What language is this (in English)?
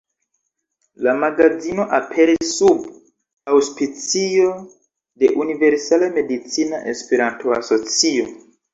Esperanto